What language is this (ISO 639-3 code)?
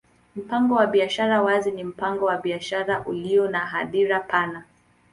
swa